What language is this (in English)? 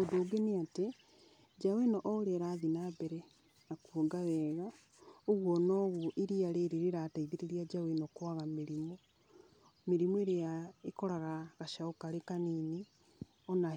Kikuyu